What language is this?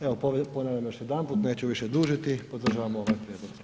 Croatian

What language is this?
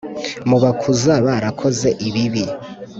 Kinyarwanda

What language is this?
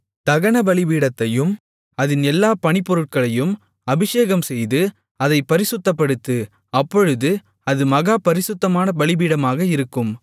Tamil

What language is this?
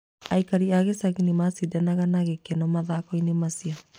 Kikuyu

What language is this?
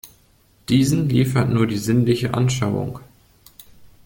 German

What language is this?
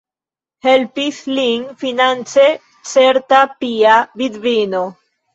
Esperanto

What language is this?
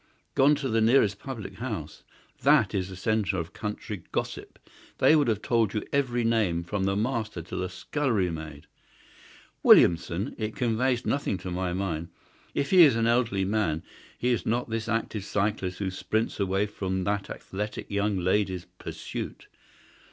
English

